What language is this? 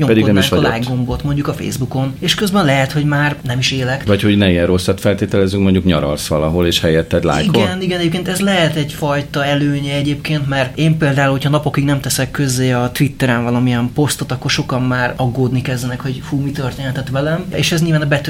Hungarian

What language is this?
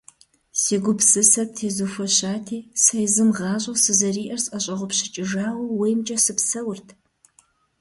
Kabardian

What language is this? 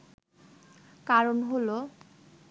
Bangla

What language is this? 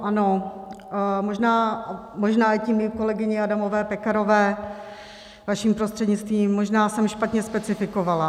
Czech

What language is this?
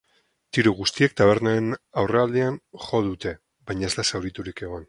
Basque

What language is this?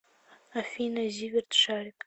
Russian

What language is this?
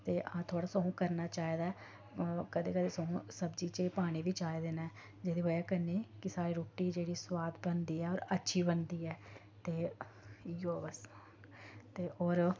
Dogri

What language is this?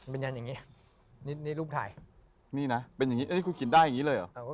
Thai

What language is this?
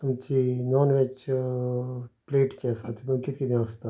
Konkani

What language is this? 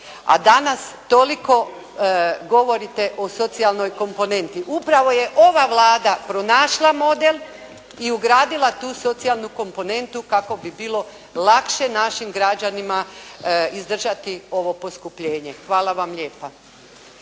Croatian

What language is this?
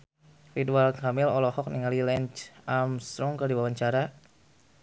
Sundanese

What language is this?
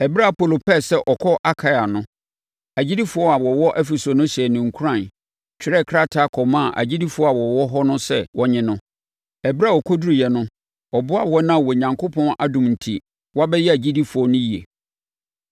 Akan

